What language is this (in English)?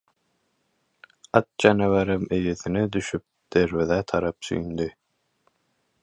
Turkmen